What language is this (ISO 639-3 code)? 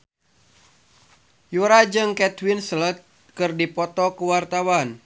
sun